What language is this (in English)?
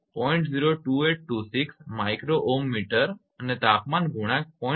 Gujarati